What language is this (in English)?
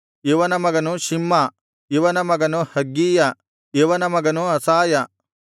Kannada